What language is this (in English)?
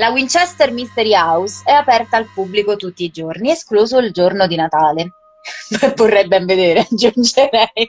Italian